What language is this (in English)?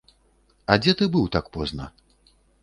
Belarusian